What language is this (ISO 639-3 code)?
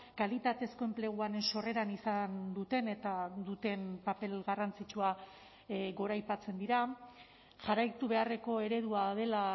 eus